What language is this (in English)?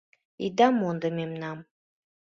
Mari